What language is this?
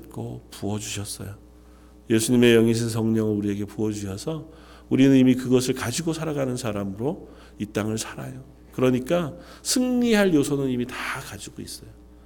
Korean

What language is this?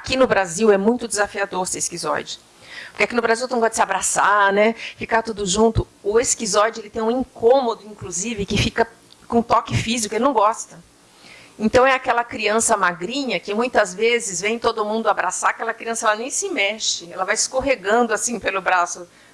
Portuguese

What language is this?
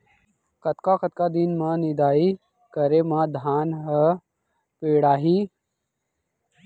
Chhattisgarhi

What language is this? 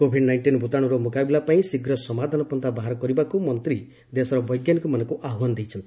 Odia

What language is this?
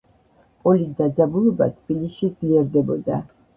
Georgian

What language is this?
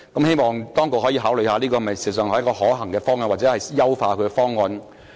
Cantonese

